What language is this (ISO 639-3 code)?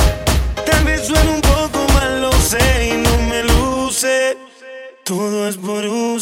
slk